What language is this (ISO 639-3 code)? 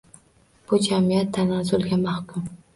uzb